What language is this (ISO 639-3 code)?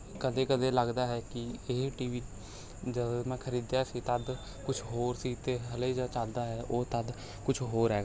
pan